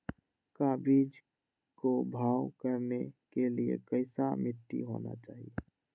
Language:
Magahi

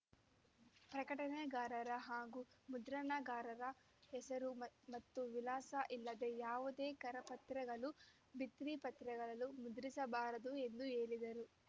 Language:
Kannada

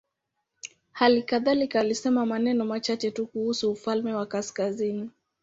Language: Swahili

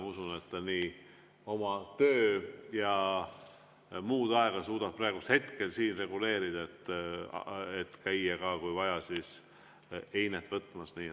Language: Estonian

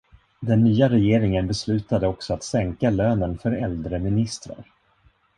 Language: Swedish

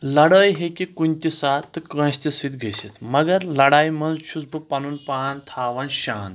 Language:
Kashmiri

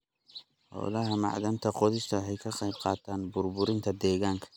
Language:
Somali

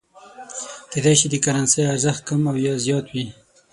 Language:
Pashto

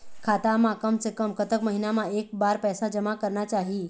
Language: Chhattisgarhi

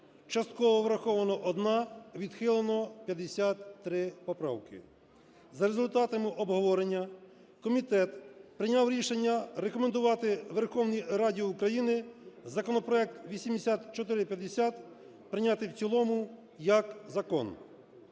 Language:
Ukrainian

